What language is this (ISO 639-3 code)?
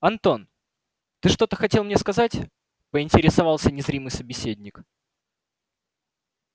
rus